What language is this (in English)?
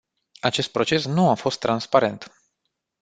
Romanian